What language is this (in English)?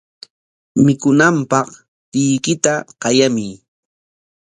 Corongo Ancash Quechua